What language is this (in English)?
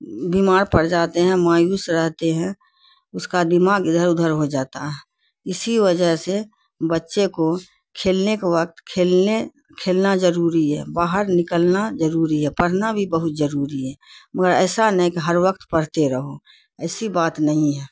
Urdu